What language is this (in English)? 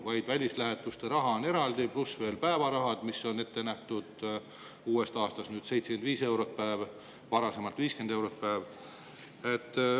Estonian